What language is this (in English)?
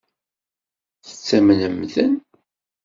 Kabyle